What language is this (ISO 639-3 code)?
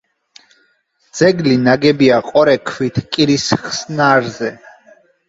kat